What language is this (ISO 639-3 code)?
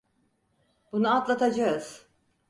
tur